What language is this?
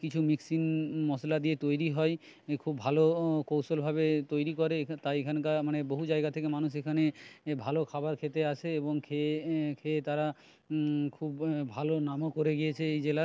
Bangla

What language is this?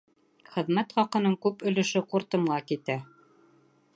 Bashkir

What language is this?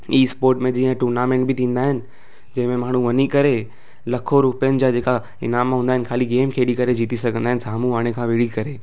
Sindhi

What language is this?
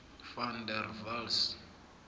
South Ndebele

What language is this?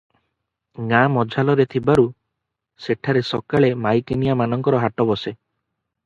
Odia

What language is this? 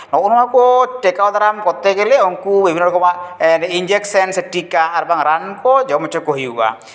Santali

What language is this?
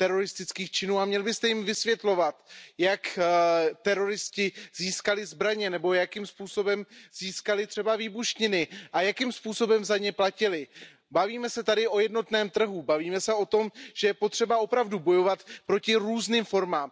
Czech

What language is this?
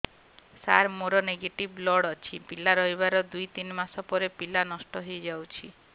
Odia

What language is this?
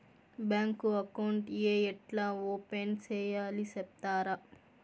Telugu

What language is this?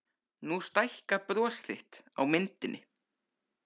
Icelandic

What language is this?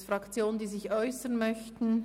Swiss German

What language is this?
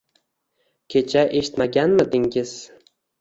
Uzbek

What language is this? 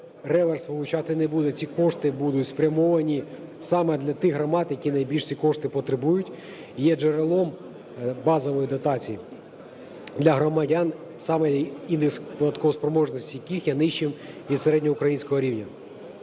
Ukrainian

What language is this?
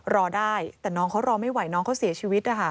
Thai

